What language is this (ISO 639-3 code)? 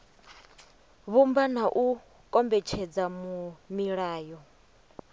ven